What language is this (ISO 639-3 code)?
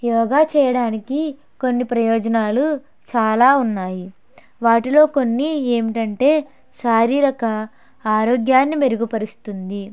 tel